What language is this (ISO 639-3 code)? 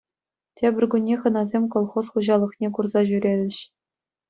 chv